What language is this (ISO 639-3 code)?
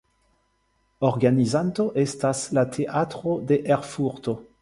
epo